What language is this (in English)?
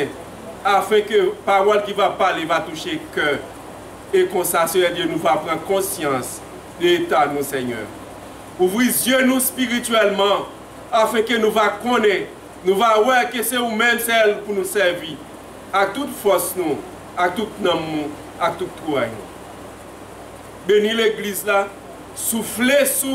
French